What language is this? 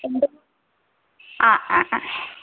Malayalam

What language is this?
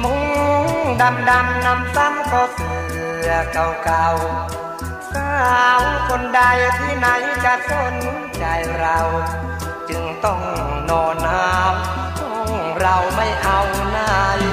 Thai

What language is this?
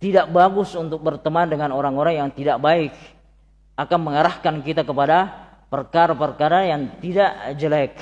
Indonesian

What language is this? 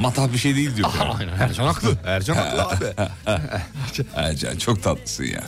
Turkish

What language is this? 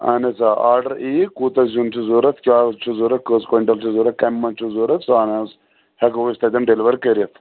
Kashmiri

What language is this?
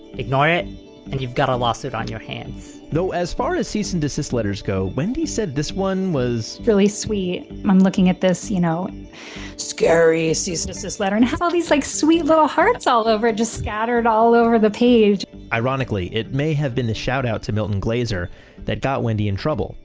English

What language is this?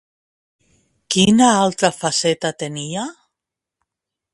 Catalan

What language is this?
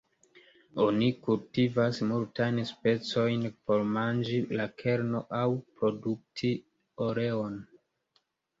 Esperanto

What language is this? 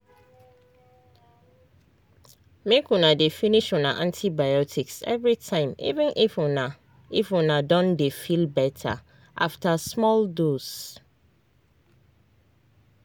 Nigerian Pidgin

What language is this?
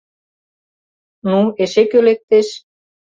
Mari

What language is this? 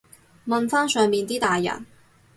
Cantonese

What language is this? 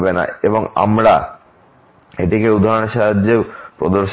Bangla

